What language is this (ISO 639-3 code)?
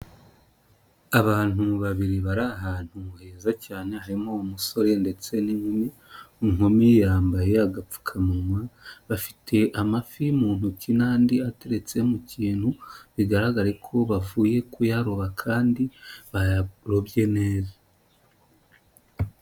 kin